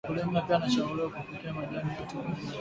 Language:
Swahili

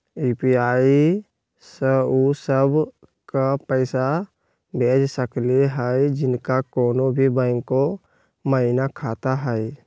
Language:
Magahi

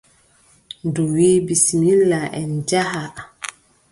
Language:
Adamawa Fulfulde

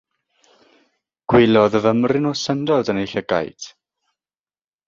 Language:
Welsh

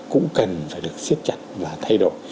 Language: Vietnamese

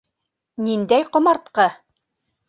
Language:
Bashkir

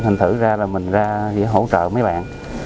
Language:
Vietnamese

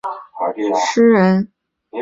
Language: Chinese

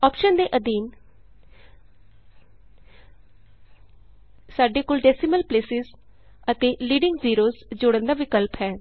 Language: Punjabi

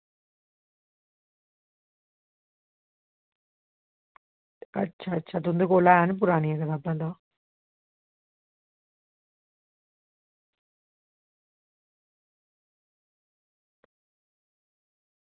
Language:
Dogri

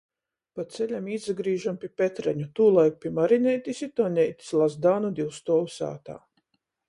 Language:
Latgalian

